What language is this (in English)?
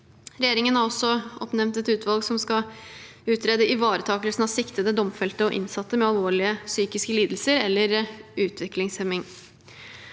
Norwegian